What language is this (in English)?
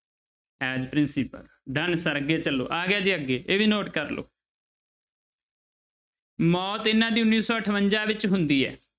Punjabi